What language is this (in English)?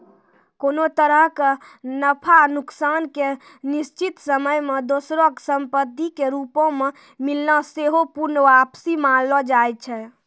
Maithili